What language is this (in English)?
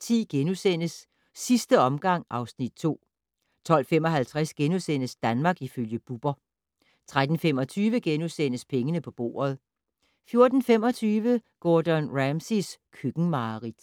Danish